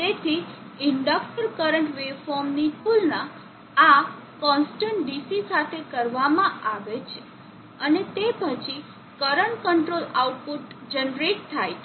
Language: Gujarati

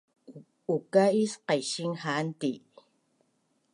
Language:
Bunun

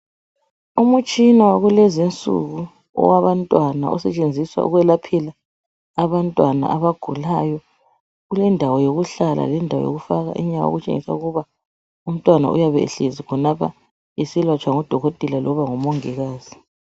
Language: North Ndebele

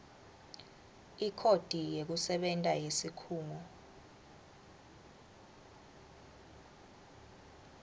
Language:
Swati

